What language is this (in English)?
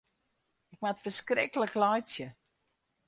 Western Frisian